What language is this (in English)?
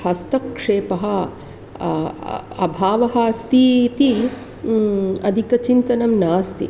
Sanskrit